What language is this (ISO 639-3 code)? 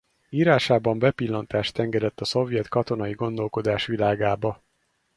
hun